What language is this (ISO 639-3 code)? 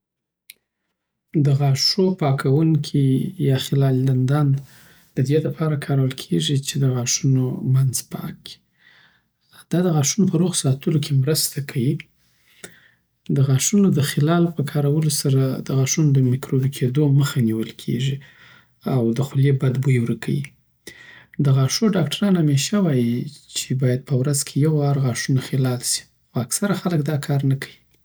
pbt